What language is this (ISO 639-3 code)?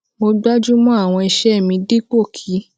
yor